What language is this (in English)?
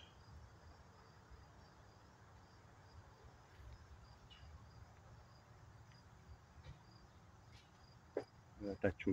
Spanish